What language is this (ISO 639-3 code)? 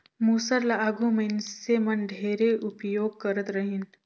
hne